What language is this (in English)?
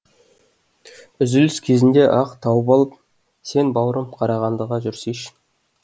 Kazakh